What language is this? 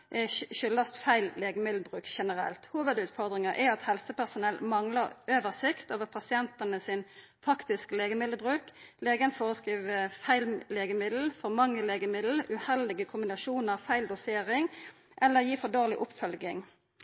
Norwegian Nynorsk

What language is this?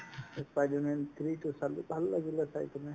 Assamese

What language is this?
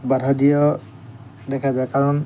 Assamese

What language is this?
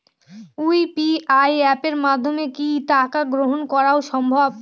Bangla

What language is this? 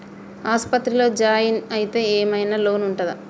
Telugu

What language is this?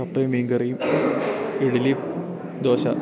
Malayalam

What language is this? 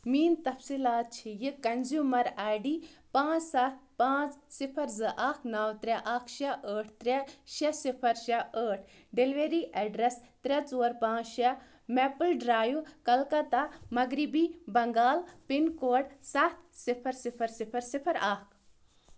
Kashmiri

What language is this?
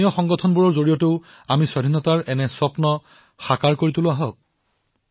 Assamese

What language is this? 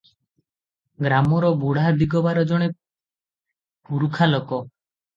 Odia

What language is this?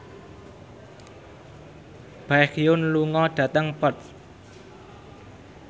Javanese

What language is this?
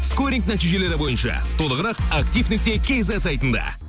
Kazakh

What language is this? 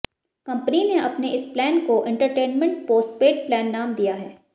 Hindi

